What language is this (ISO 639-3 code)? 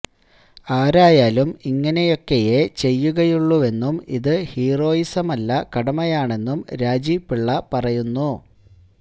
mal